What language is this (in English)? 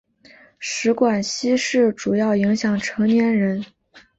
Chinese